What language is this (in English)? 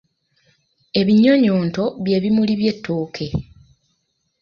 Ganda